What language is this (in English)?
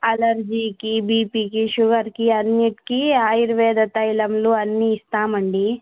Telugu